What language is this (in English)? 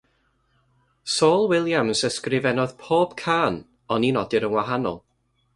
Welsh